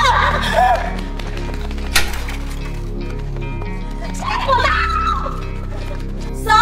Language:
Vietnamese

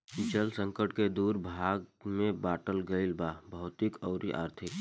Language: Bhojpuri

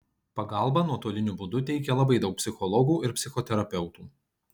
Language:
Lithuanian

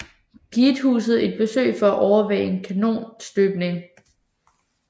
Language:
Danish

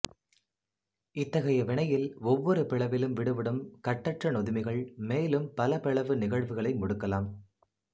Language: Tamil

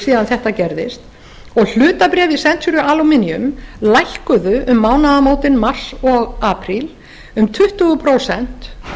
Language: Icelandic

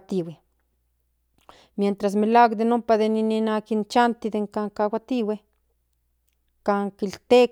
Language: Central Nahuatl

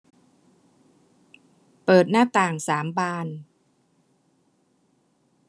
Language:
Thai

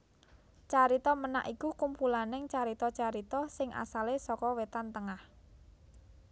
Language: Javanese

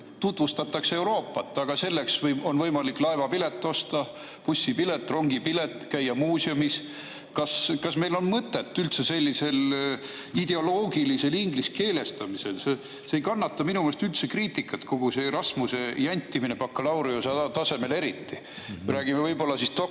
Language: Estonian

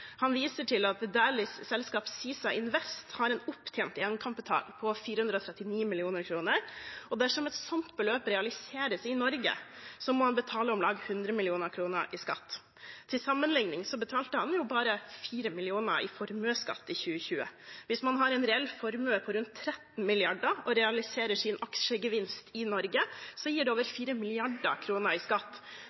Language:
Norwegian Bokmål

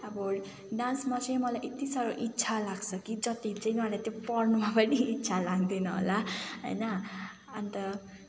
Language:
Nepali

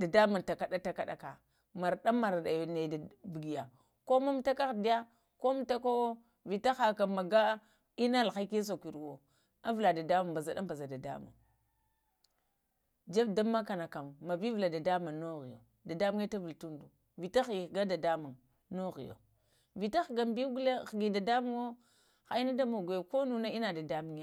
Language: Lamang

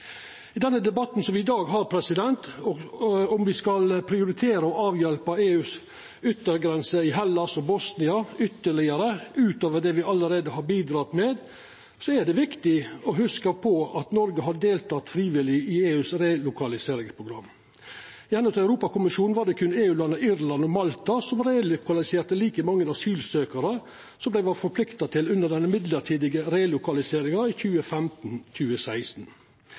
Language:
Norwegian Nynorsk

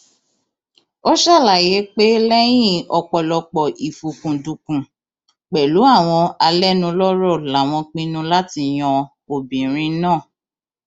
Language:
Yoruba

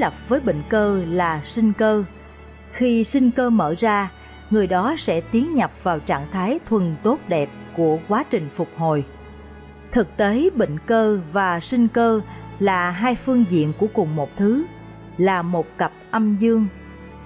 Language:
Vietnamese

